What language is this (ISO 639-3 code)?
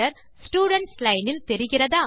tam